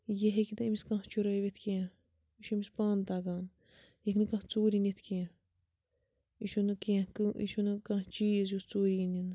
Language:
Kashmiri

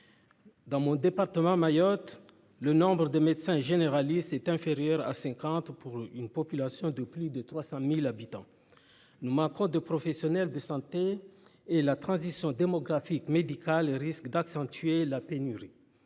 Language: French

